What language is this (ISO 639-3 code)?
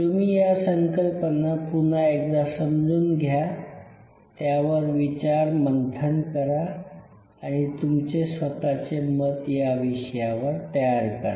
mar